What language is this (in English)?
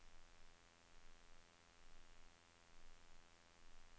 Norwegian